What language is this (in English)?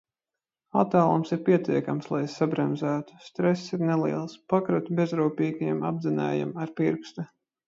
Latvian